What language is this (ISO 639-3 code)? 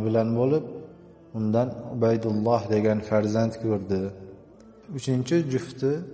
tur